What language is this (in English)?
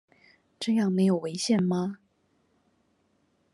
Chinese